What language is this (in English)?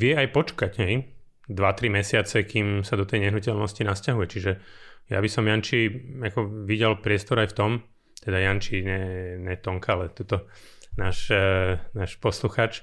Slovak